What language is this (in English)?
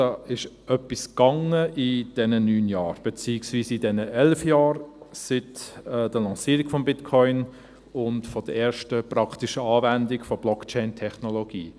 Swiss German